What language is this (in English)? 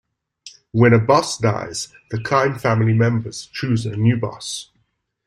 English